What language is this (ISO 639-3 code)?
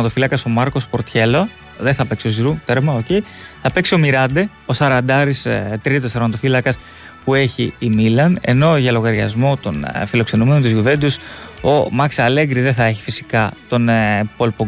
ell